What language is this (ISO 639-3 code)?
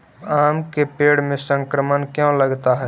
mag